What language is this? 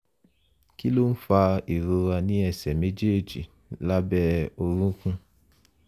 Yoruba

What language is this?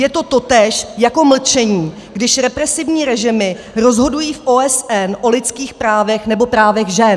Czech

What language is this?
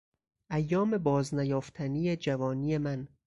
Persian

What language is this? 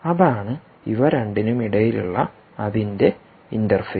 Malayalam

